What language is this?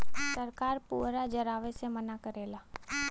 Bhojpuri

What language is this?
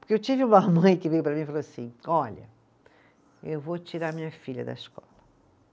Portuguese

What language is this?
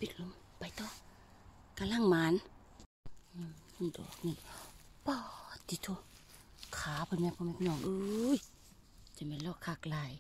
Thai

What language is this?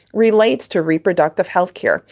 English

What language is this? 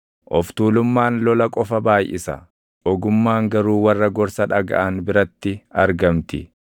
Oromo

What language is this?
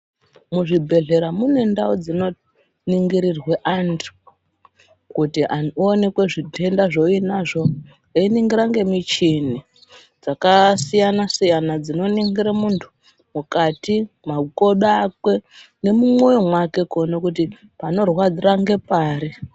Ndau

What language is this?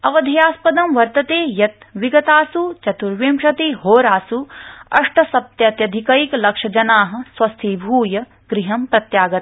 Sanskrit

